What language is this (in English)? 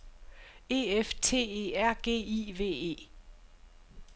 Danish